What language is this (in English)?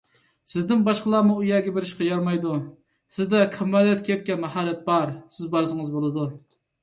Uyghur